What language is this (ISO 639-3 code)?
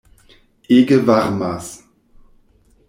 epo